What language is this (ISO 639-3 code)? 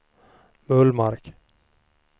swe